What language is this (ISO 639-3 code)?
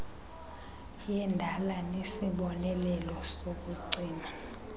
xho